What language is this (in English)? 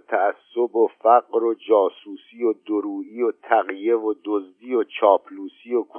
Persian